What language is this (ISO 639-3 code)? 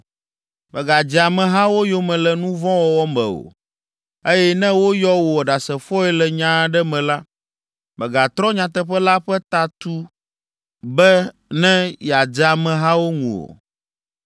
ewe